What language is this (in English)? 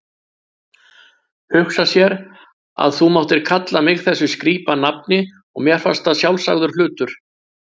Icelandic